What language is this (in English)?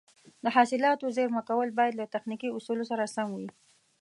Pashto